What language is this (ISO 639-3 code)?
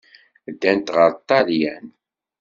kab